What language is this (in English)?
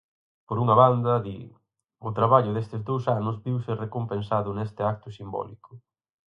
Galician